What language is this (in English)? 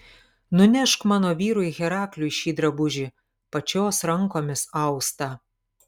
Lithuanian